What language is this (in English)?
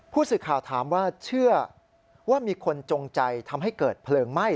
Thai